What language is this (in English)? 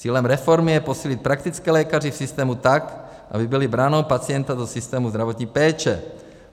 Czech